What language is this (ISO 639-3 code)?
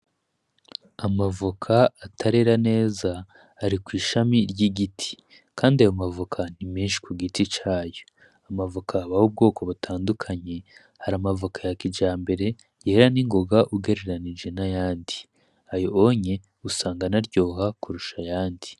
run